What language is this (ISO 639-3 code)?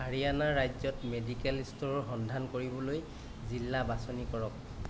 asm